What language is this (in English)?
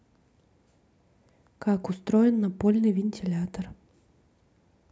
Russian